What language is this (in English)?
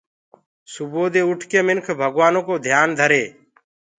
Gurgula